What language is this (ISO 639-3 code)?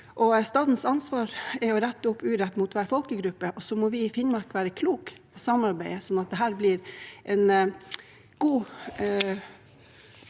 nor